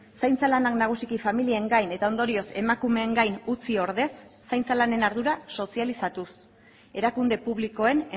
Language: Basque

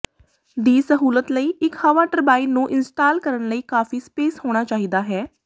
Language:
Punjabi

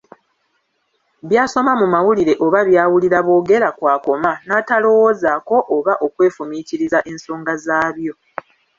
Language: Ganda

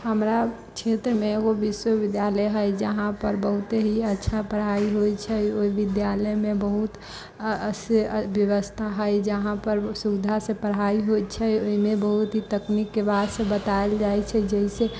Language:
Maithili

